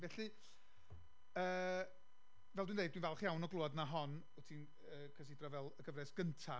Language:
Welsh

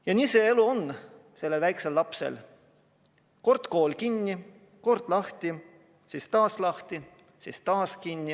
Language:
Estonian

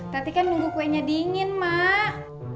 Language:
Indonesian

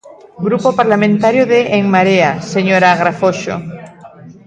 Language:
Galician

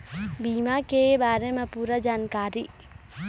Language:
Chhattisgarhi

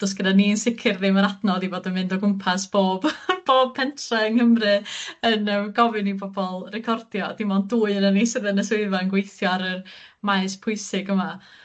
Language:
Welsh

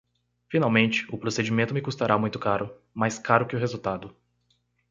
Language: Portuguese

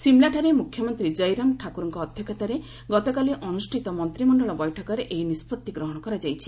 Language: Odia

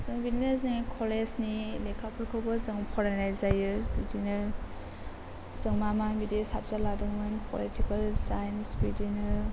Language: Bodo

